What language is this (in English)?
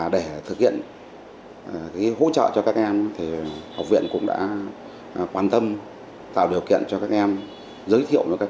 Vietnamese